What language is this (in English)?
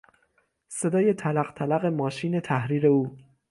Persian